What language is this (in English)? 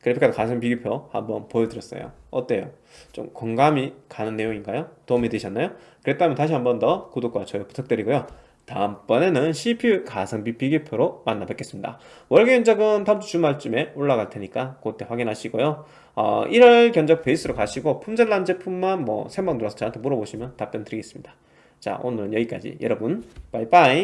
Korean